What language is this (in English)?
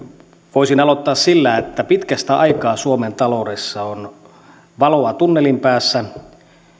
Finnish